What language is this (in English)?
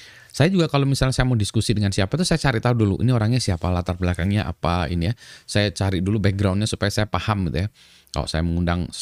Indonesian